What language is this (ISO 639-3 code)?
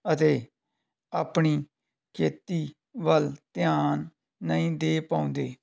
pan